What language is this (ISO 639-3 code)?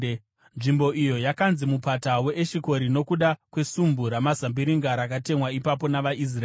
sna